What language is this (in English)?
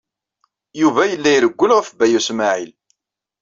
Kabyle